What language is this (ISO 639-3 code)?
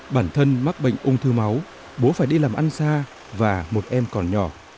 vie